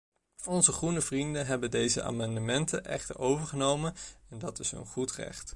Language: Dutch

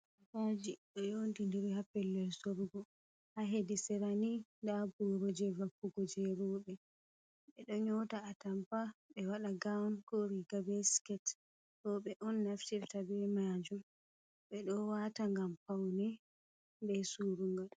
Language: Fula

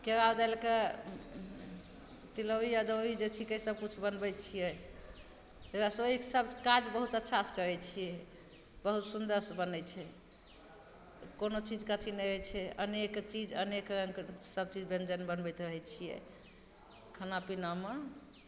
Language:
Maithili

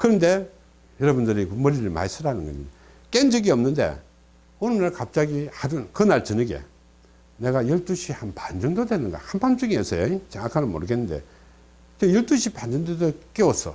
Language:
Korean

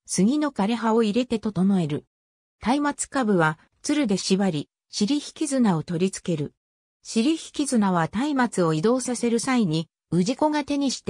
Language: Japanese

